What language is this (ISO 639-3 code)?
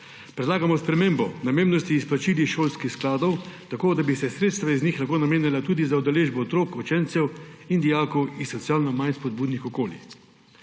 slv